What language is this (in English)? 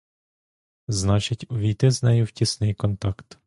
Ukrainian